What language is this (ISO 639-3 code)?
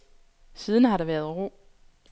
dan